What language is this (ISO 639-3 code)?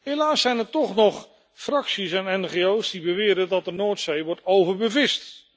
nld